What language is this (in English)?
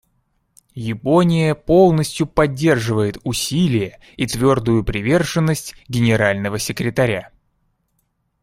Russian